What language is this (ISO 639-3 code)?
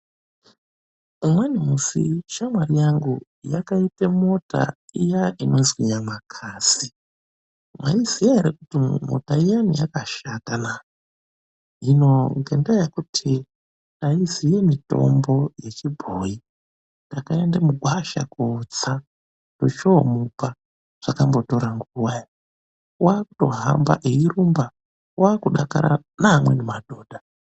ndc